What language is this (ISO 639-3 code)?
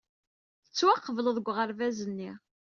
kab